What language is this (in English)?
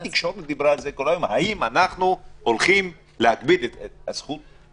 Hebrew